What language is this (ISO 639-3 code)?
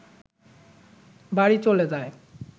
ben